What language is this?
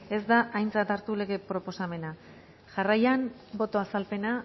Basque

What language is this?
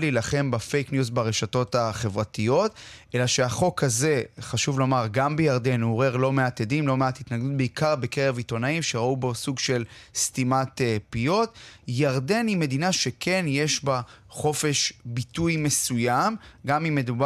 Hebrew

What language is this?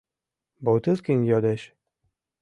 Mari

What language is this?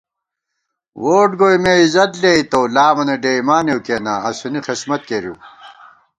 Gawar-Bati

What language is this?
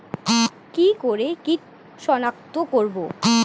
Bangla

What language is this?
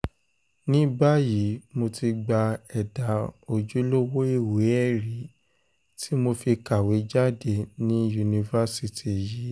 Yoruba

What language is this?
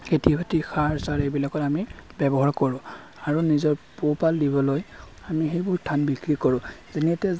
Assamese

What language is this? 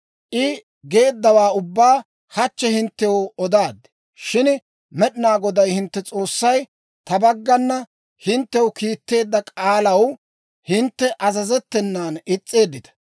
Dawro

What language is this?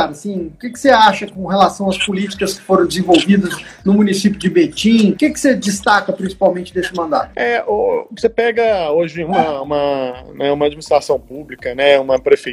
Portuguese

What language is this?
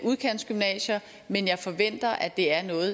Danish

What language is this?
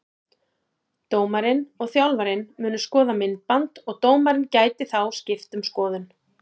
Icelandic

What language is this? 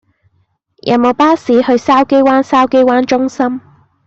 Cantonese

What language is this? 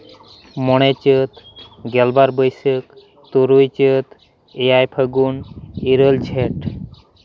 Santali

